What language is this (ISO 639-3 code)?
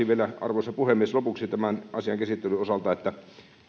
fin